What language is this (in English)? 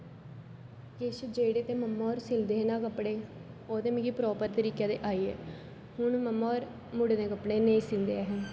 Dogri